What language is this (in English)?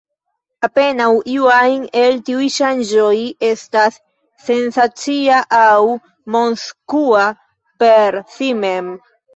Esperanto